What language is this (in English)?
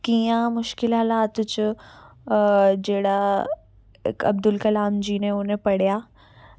Dogri